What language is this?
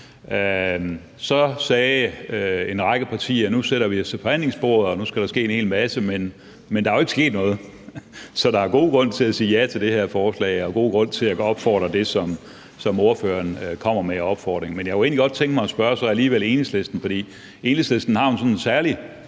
Danish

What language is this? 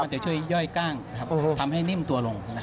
Thai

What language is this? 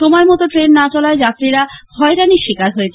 Bangla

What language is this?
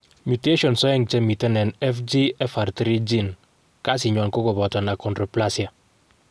Kalenjin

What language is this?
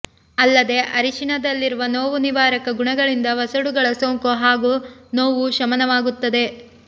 Kannada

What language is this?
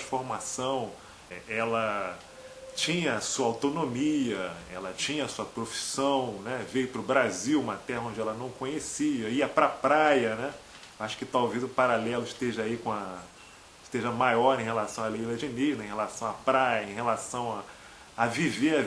Portuguese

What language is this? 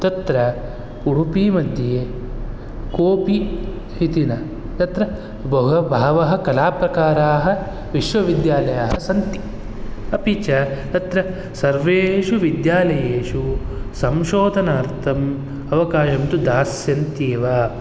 Sanskrit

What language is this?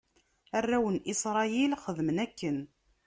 Kabyle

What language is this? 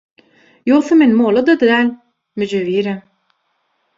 Turkmen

